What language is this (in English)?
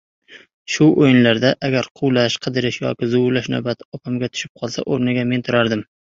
Uzbek